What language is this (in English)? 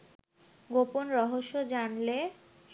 Bangla